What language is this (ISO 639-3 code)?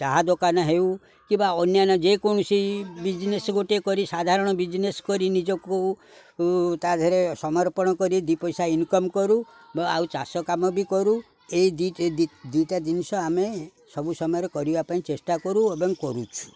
ori